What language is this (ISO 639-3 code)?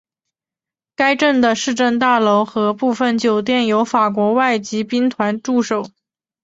zho